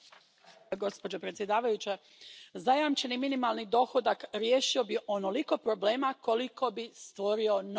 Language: Croatian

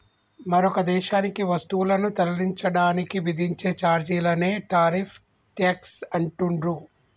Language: Telugu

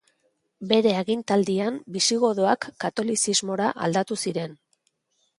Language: Basque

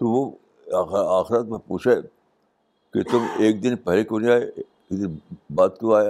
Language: Urdu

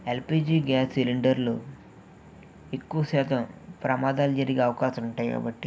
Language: Telugu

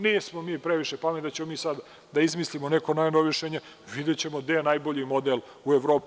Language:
Serbian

